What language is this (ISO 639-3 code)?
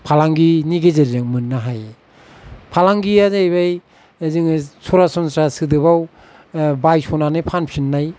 brx